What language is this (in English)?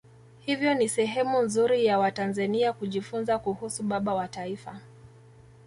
Swahili